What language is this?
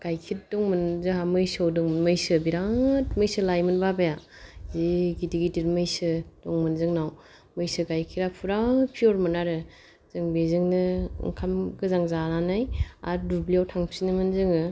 Bodo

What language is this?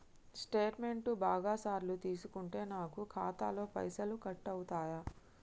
Telugu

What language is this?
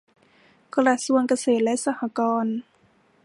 Thai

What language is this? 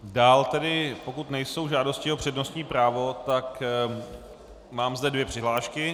Czech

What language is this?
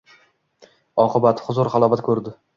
Uzbek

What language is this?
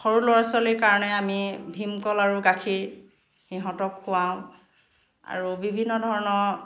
Assamese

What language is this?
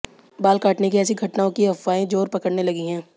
Hindi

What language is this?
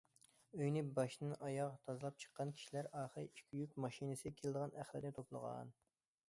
Uyghur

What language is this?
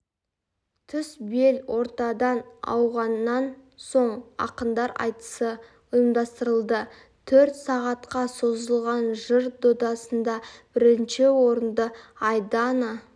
Kazakh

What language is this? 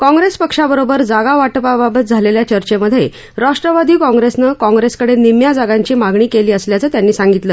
Marathi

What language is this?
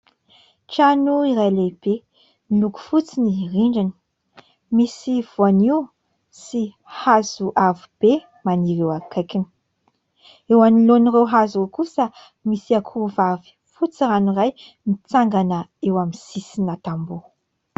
Malagasy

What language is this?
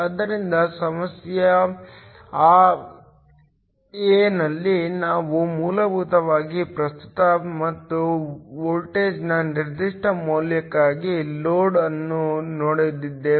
Kannada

